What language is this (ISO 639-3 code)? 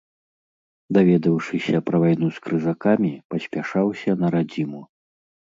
bel